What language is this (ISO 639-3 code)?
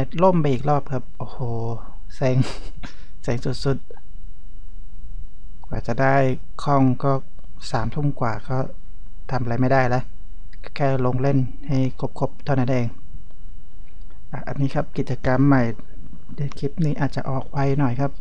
tha